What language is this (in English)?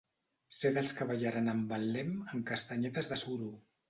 Catalan